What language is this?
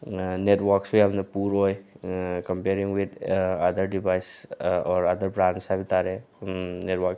Manipuri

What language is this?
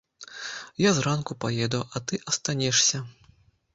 Belarusian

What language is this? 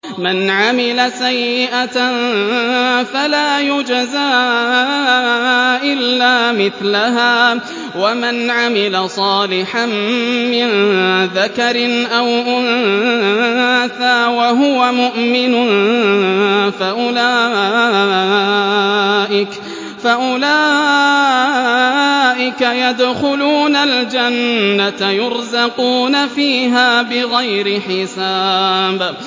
Arabic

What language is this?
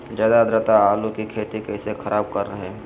Magahi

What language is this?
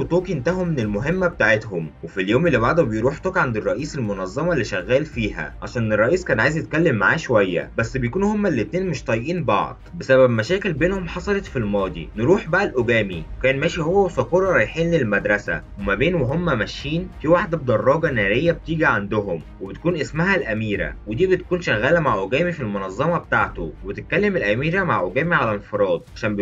Arabic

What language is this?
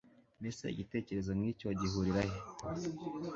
Kinyarwanda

